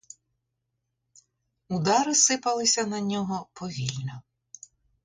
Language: Ukrainian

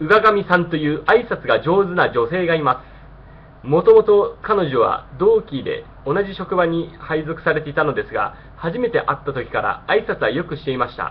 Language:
Japanese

